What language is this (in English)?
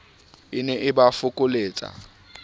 Southern Sotho